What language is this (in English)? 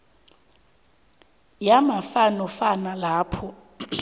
South Ndebele